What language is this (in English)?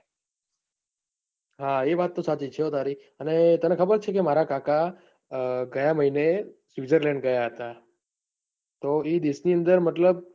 Gujarati